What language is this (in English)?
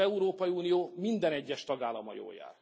Hungarian